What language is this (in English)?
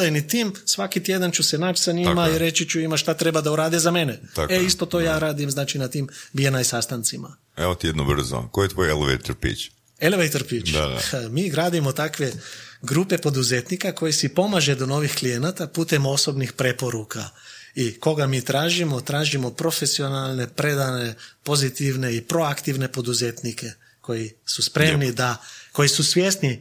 Croatian